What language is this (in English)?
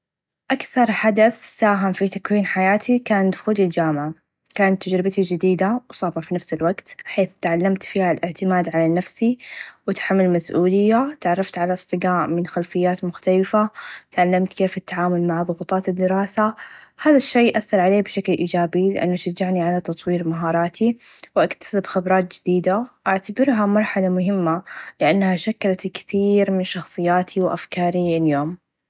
Najdi Arabic